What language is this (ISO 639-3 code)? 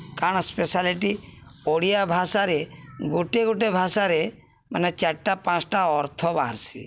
ori